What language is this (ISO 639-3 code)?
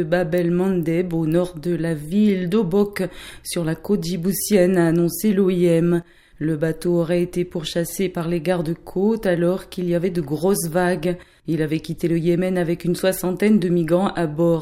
fra